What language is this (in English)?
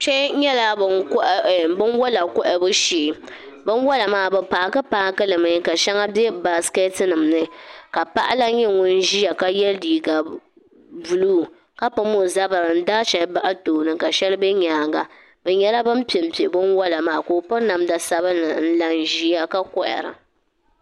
Dagbani